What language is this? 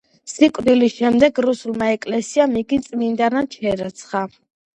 Georgian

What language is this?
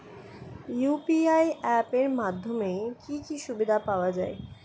Bangla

